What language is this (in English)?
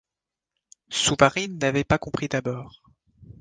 French